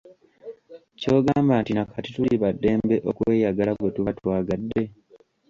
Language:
Ganda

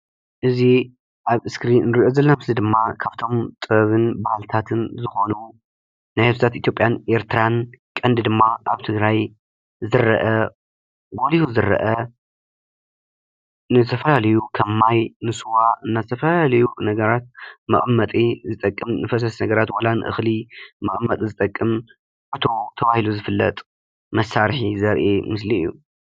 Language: Tigrinya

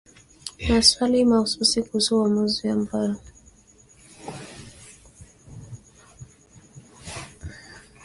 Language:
Swahili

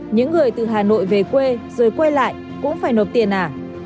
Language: Vietnamese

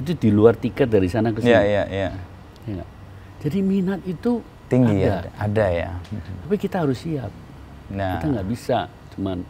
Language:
Indonesian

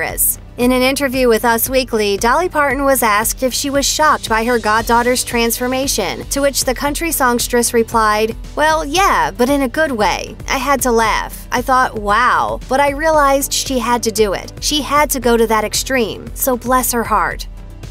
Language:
English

